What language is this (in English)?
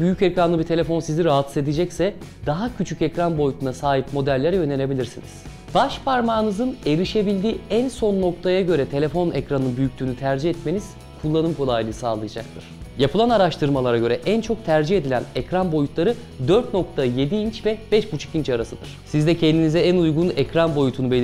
Turkish